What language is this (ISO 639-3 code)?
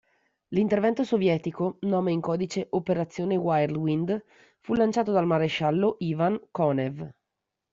ita